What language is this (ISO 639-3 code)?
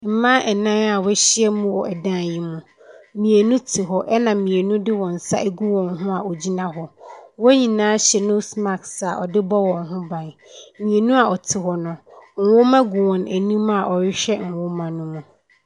aka